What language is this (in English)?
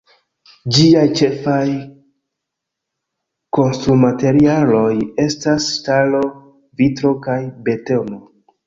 Esperanto